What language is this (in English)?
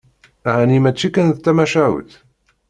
Kabyle